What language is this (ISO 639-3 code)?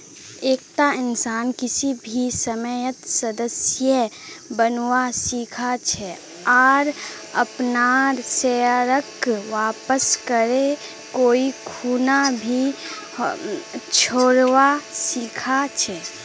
mag